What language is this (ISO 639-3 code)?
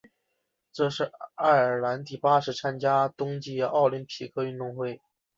zho